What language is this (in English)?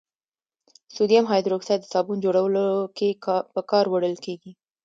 Pashto